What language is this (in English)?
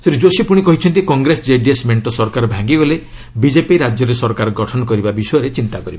Odia